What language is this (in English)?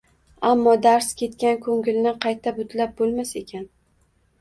Uzbek